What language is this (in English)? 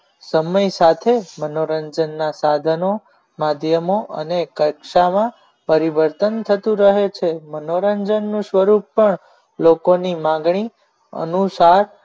Gujarati